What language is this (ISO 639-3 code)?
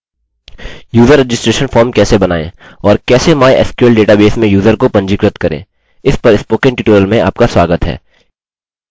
hin